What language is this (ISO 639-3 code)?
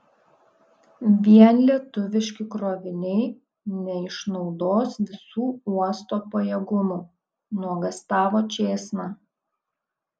lit